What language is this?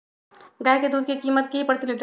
Magahi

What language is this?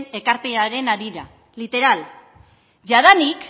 Basque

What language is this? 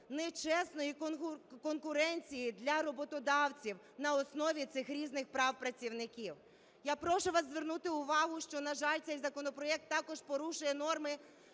Ukrainian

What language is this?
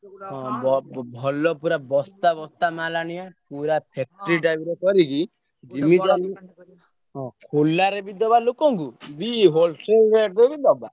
Odia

